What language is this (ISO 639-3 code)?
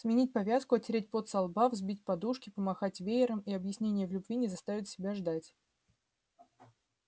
rus